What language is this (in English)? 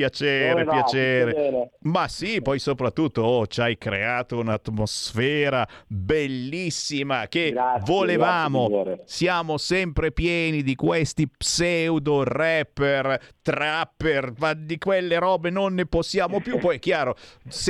Italian